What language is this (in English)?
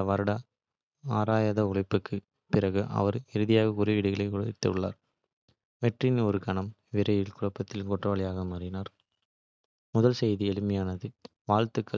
Kota (India)